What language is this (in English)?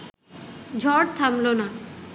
Bangla